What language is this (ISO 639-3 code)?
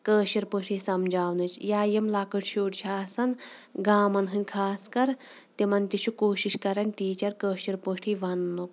kas